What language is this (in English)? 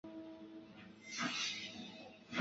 Chinese